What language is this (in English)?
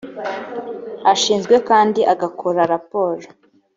Kinyarwanda